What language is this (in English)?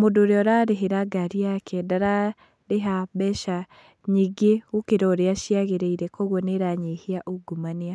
Kikuyu